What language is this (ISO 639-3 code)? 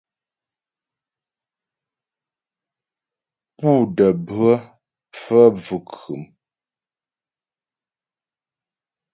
bbj